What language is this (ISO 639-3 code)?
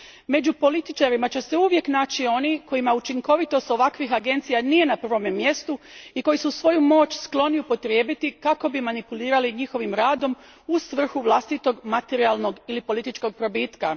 hrv